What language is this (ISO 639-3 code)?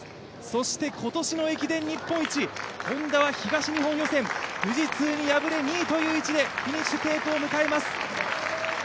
jpn